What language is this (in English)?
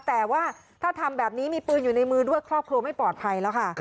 Thai